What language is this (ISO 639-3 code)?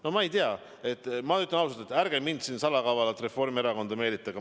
est